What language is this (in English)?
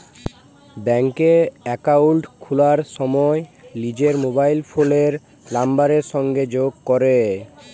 Bangla